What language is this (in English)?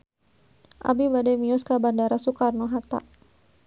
Sundanese